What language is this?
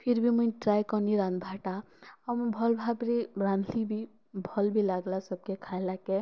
Odia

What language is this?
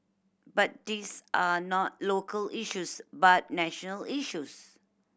English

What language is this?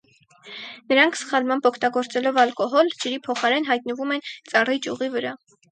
Armenian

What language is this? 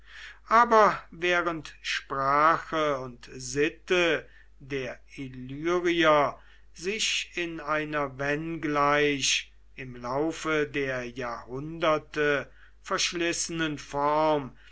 German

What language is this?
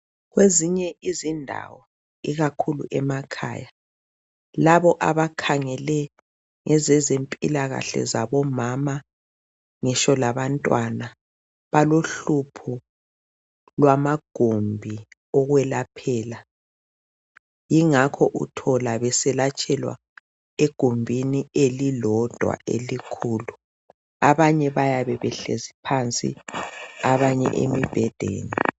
North Ndebele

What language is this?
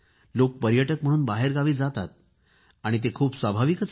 Marathi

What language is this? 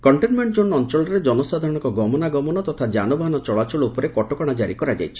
Odia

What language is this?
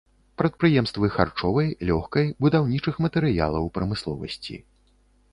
Belarusian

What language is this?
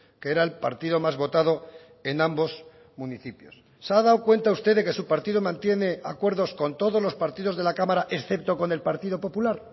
Spanish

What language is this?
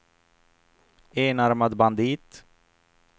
Swedish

